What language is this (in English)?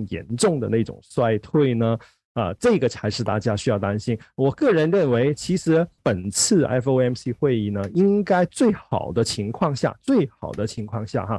Chinese